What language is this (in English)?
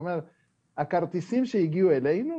Hebrew